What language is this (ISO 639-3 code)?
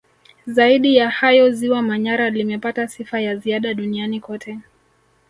swa